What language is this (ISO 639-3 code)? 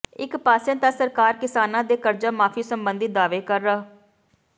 pan